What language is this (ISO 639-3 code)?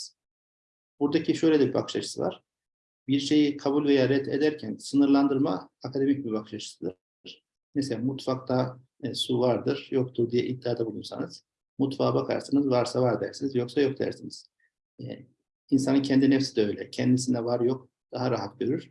tur